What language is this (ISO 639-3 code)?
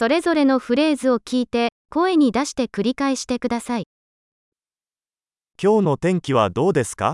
jpn